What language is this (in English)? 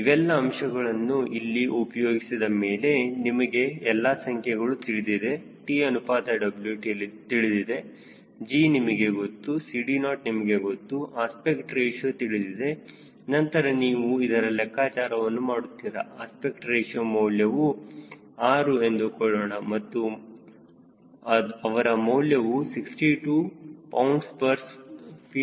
Kannada